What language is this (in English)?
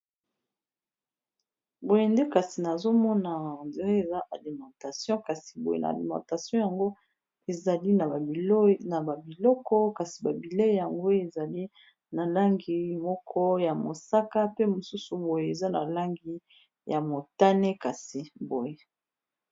Lingala